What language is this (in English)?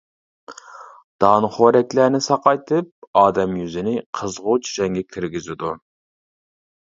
Uyghur